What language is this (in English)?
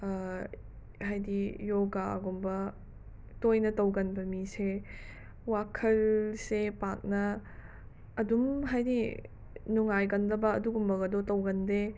Manipuri